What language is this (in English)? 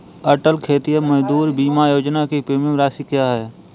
Hindi